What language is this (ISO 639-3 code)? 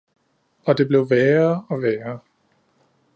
dan